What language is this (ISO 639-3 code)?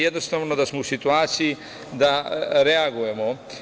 srp